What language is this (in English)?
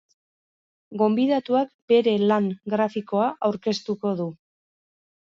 Basque